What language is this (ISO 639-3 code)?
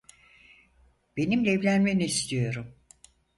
tur